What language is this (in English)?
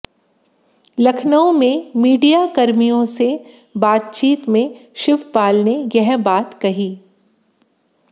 Hindi